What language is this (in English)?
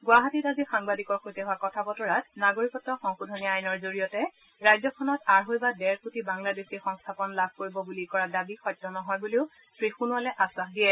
Assamese